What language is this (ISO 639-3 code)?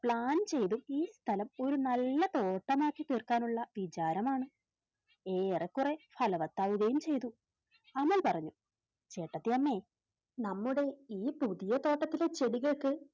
mal